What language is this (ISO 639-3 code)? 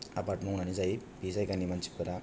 brx